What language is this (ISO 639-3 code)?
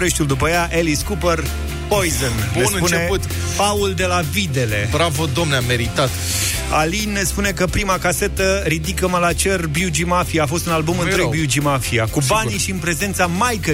ron